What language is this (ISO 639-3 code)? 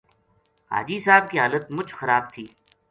gju